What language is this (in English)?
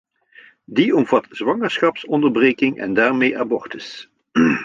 Dutch